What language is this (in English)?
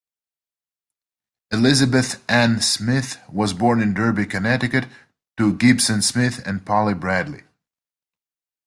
English